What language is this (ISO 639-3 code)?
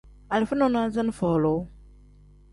kdh